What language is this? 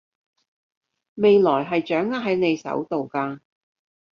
Cantonese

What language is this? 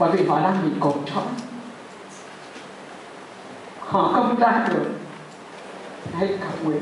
Vietnamese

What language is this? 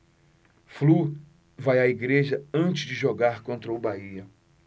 Portuguese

